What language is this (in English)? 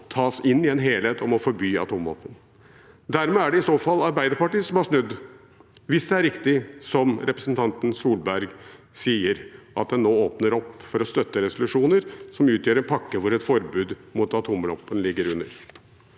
Norwegian